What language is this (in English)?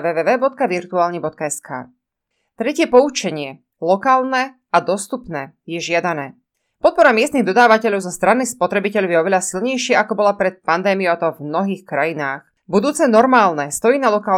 Slovak